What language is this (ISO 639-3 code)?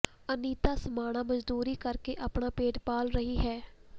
pan